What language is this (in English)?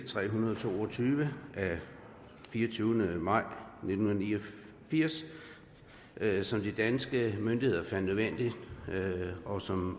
Danish